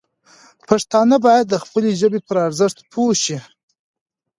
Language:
Pashto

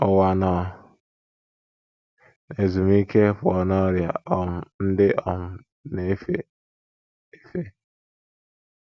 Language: Igbo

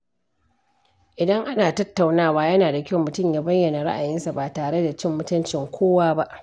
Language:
Hausa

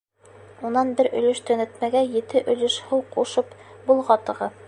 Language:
Bashkir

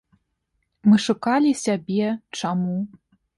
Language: Belarusian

